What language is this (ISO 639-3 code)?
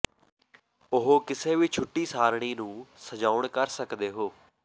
pan